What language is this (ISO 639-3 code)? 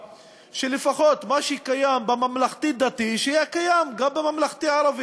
heb